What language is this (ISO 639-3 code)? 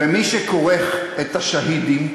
heb